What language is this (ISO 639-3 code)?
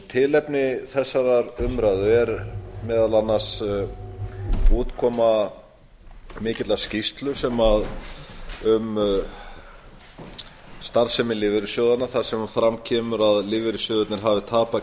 isl